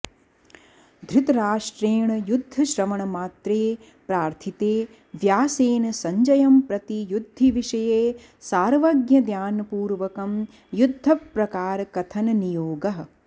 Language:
Sanskrit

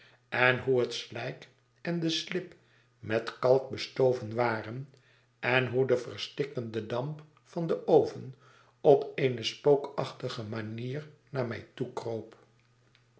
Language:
Dutch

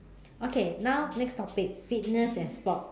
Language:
English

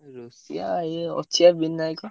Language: Odia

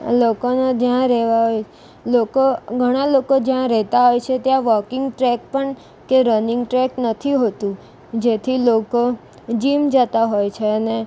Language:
Gujarati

